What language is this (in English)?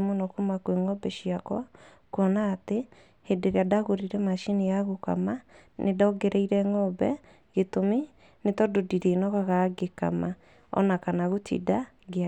Kikuyu